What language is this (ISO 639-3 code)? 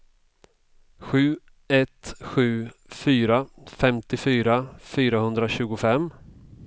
swe